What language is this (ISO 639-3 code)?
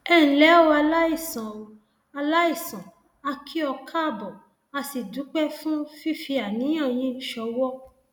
yor